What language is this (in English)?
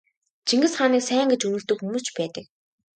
Mongolian